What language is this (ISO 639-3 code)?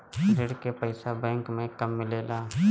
bho